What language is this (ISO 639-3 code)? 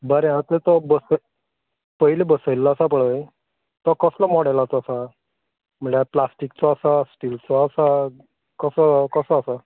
kok